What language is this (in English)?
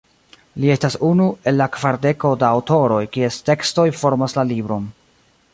Esperanto